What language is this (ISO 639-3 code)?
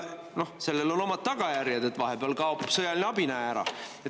est